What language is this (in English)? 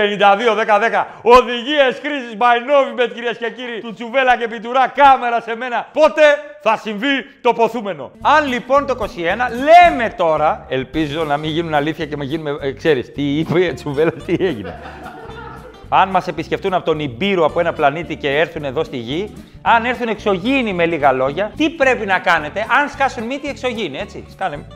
Greek